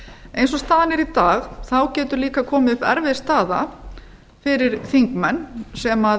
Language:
Icelandic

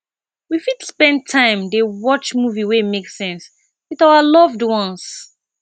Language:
Nigerian Pidgin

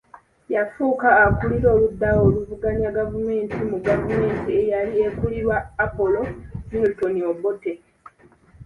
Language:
Ganda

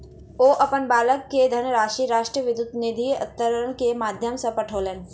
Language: Maithili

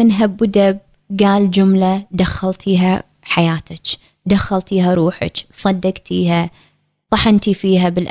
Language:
Arabic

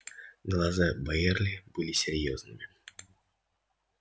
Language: Russian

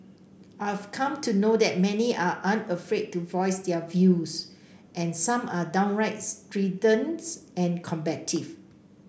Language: English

